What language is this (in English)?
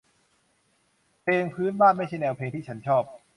Thai